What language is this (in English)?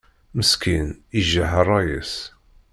Kabyle